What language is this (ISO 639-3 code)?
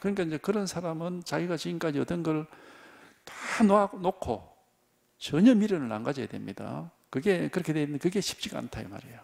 kor